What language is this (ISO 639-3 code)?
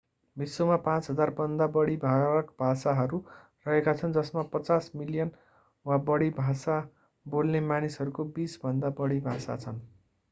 nep